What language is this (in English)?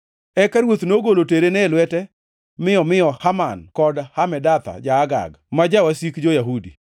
Luo (Kenya and Tanzania)